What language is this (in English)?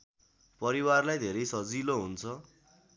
Nepali